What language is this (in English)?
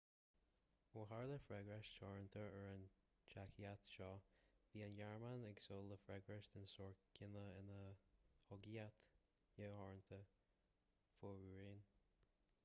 Irish